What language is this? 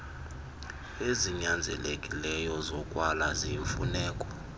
Xhosa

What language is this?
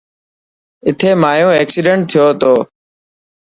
Dhatki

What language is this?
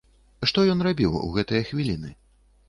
Belarusian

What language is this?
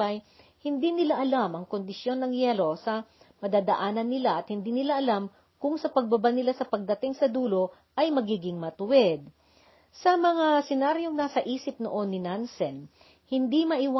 Filipino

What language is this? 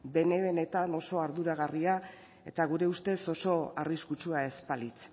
Basque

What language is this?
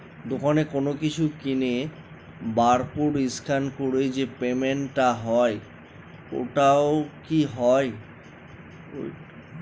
Bangla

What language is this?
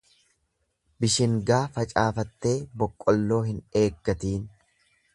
Oromo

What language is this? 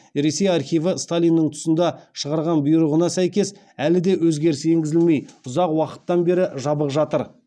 Kazakh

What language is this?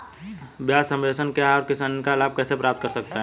Hindi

